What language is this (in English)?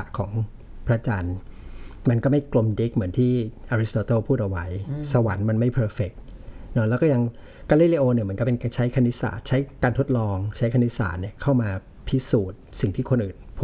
Thai